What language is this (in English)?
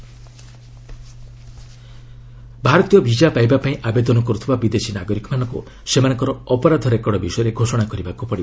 Odia